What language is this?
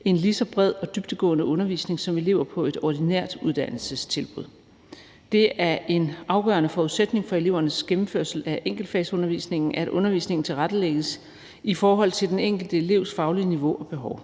Danish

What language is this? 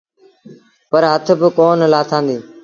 Sindhi Bhil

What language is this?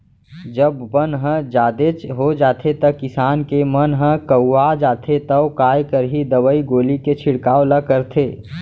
Chhattisgarhi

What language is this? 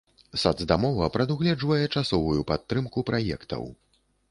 Belarusian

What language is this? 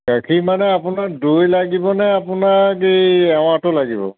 Assamese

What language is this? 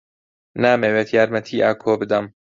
Central Kurdish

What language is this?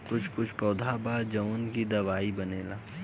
Bhojpuri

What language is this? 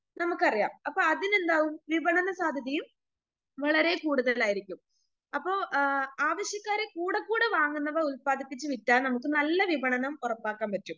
Malayalam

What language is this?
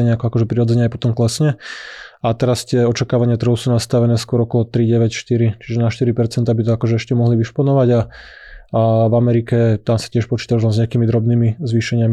Slovak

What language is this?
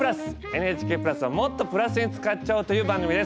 Japanese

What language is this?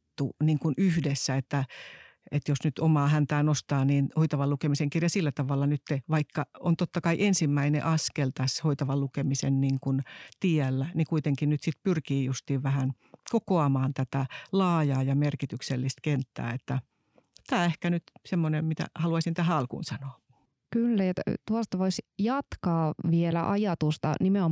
Finnish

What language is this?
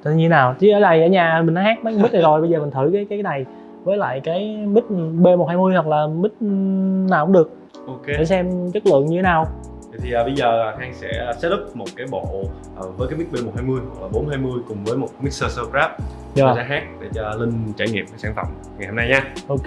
Vietnamese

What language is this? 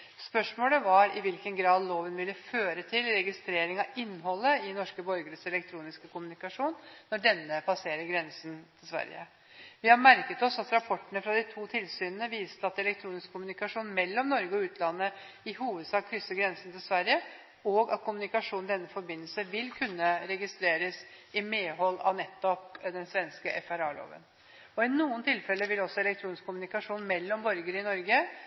Norwegian Bokmål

